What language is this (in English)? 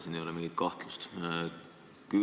Estonian